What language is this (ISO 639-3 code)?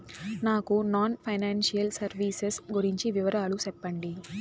tel